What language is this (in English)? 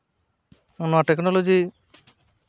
Santali